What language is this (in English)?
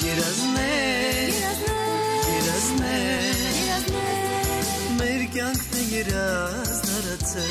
Turkish